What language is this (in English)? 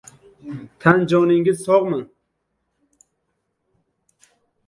Uzbek